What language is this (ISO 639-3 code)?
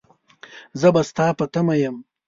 pus